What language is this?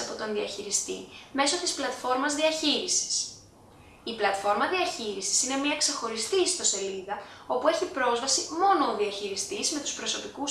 Greek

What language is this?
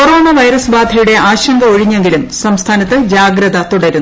Malayalam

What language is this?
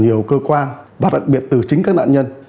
Vietnamese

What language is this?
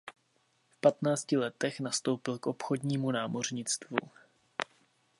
Czech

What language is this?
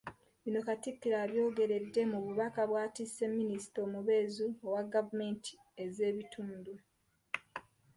Ganda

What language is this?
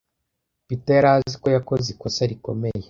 Kinyarwanda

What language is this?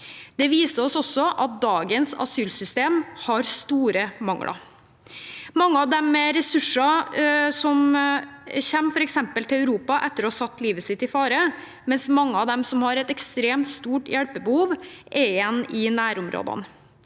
Norwegian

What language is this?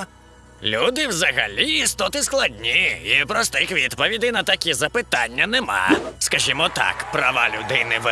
Ukrainian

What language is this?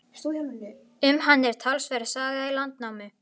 Icelandic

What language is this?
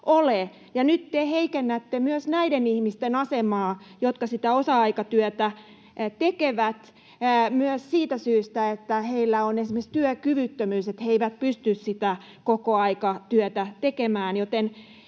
Finnish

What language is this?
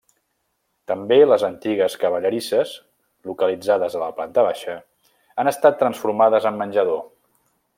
Catalan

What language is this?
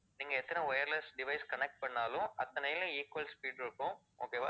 Tamil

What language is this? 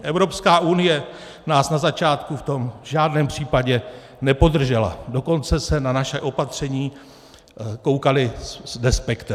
Czech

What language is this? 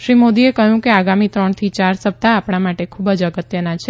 Gujarati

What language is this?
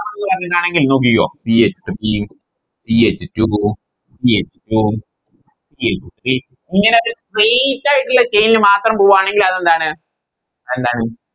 Malayalam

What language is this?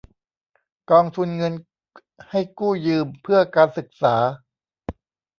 Thai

